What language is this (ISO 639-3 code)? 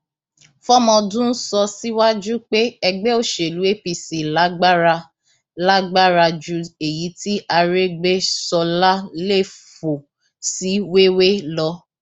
yor